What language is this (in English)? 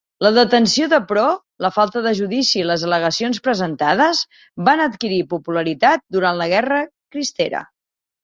Catalan